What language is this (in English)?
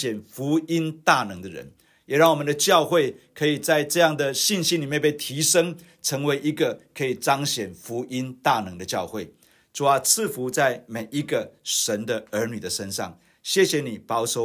Chinese